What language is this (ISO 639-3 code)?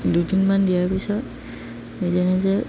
asm